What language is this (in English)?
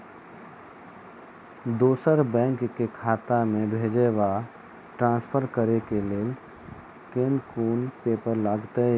Maithili